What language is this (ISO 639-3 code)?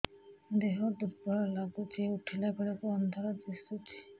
ori